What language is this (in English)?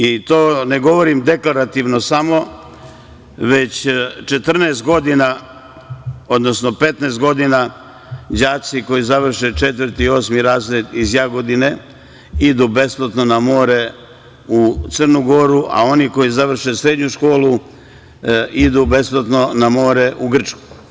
Serbian